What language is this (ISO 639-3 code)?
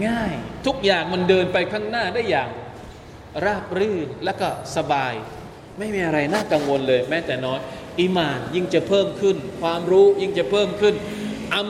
tha